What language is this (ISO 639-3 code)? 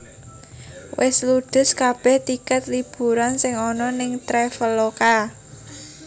jav